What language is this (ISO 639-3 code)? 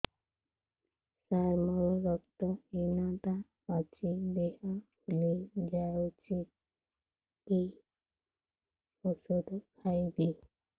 ori